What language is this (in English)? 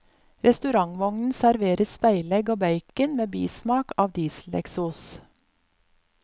Norwegian